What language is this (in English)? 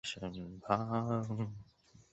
Chinese